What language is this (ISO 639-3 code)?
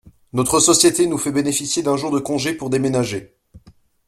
fra